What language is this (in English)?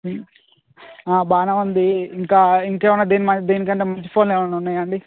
Telugu